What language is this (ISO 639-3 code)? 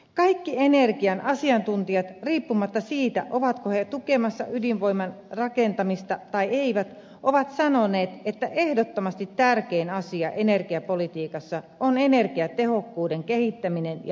fin